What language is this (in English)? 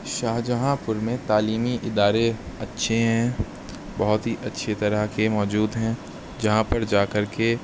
Urdu